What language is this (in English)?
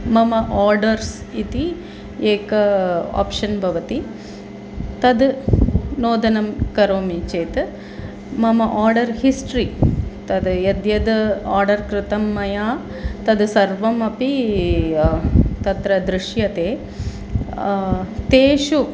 Sanskrit